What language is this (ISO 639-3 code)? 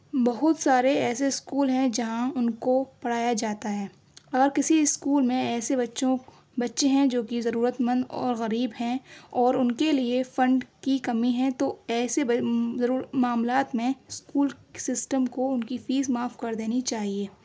urd